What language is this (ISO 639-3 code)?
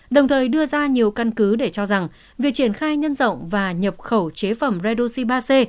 vie